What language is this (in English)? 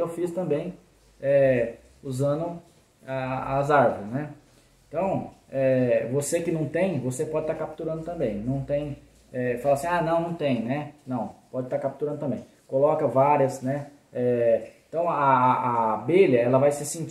Portuguese